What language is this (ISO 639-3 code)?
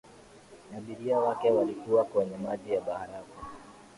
swa